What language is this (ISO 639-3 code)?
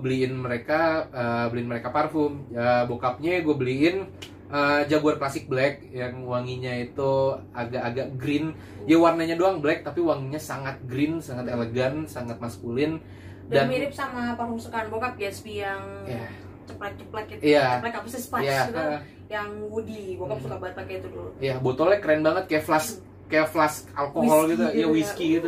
ind